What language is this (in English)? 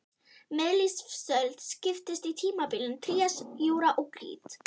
Icelandic